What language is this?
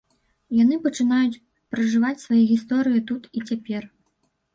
Belarusian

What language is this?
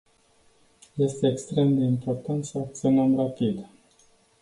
Romanian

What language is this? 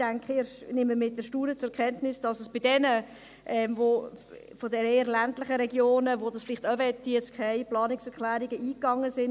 Swiss German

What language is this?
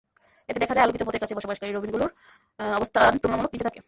Bangla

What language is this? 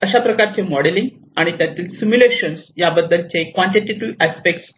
Marathi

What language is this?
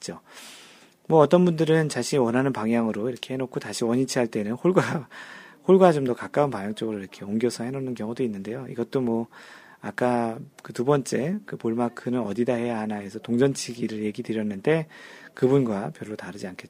Korean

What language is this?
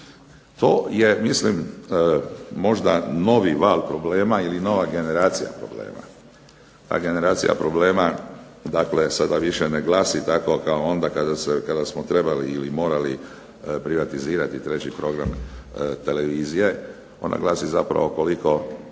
Croatian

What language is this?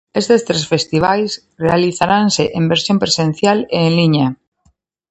Galician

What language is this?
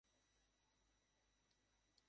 Bangla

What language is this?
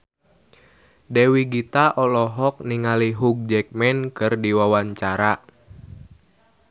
Sundanese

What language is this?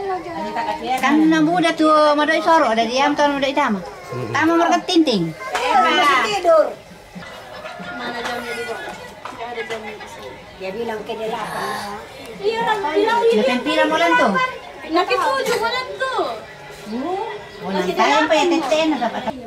Indonesian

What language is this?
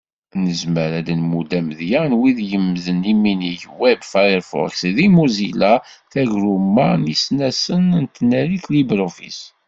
Kabyle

